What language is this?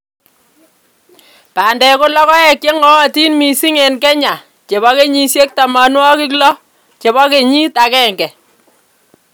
Kalenjin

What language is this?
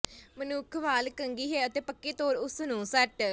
Punjabi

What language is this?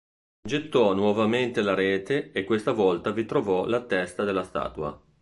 Italian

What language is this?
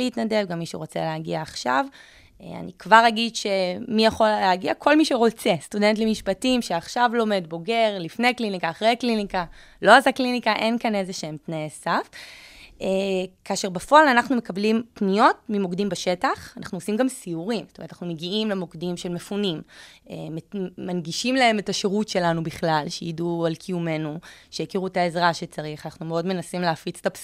Hebrew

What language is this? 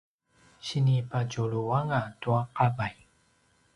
Paiwan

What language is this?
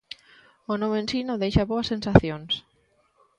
Galician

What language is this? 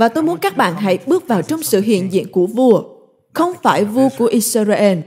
Vietnamese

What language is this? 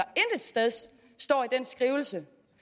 Danish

